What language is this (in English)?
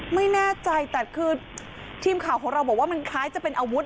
Thai